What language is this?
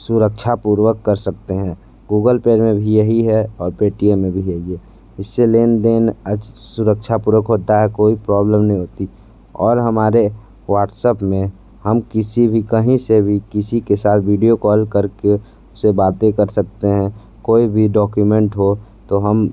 Hindi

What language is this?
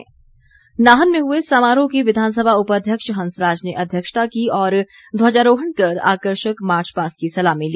Hindi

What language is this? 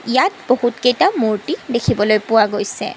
Assamese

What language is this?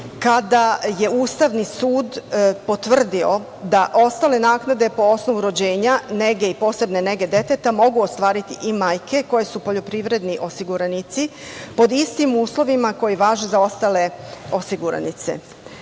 Serbian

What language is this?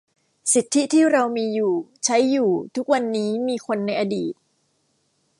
Thai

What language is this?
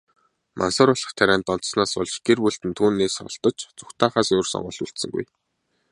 Mongolian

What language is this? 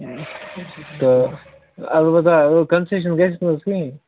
Kashmiri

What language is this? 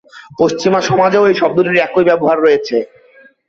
Bangla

